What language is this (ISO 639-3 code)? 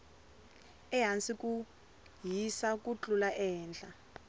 tso